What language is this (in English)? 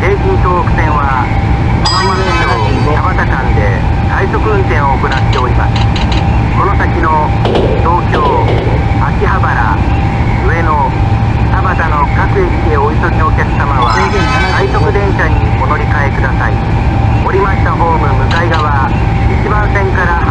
Japanese